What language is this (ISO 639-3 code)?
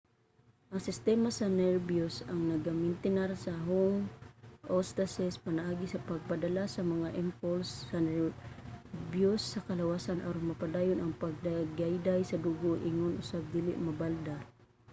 ceb